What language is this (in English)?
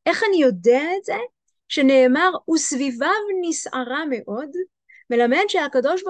Hebrew